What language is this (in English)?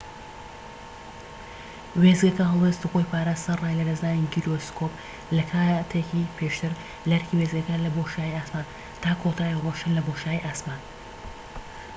Central Kurdish